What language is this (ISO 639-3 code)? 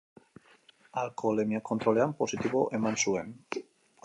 eus